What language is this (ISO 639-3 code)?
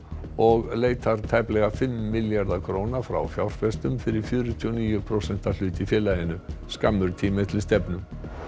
isl